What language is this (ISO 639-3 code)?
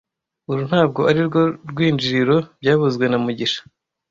kin